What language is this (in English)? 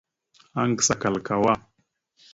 Mada (Cameroon)